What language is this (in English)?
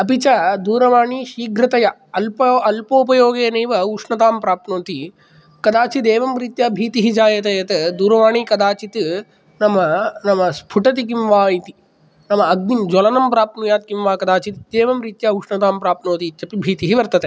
Sanskrit